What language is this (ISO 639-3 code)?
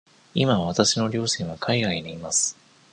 jpn